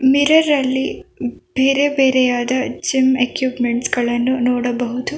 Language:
Kannada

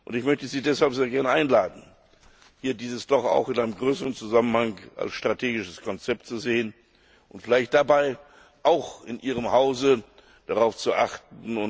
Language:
German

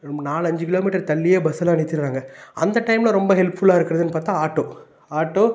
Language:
Tamil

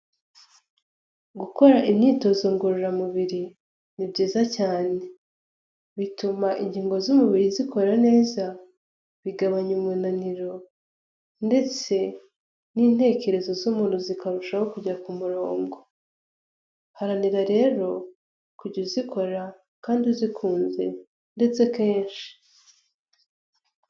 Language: Kinyarwanda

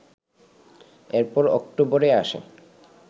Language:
Bangla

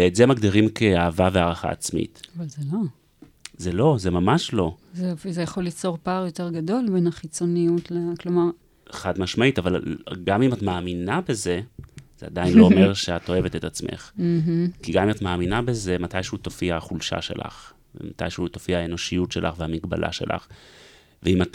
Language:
Hebrew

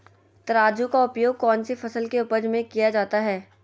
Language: Magahi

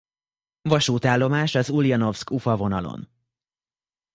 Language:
Hungarian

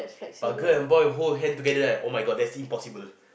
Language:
English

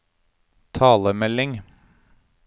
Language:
Norwegian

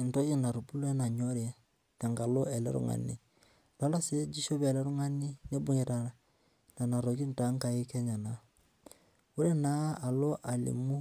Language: Masai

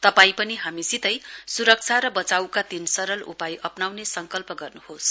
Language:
Nepali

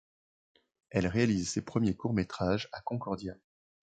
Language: French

